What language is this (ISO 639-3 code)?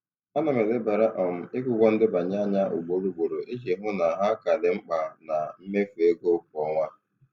ibo